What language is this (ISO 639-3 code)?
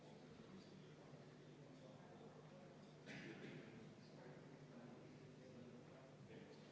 est